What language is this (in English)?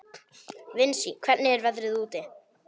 Icelandic